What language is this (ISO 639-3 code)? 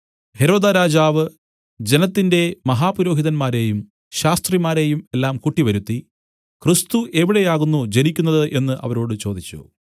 mal